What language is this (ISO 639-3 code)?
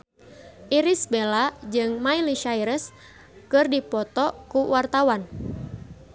sun